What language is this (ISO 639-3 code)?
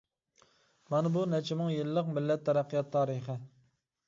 uig